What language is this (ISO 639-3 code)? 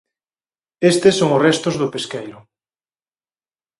glg